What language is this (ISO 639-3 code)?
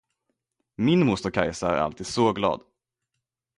swe